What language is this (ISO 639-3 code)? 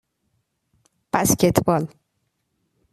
fas